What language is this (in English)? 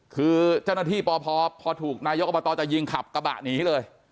Thai